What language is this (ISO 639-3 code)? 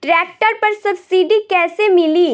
bho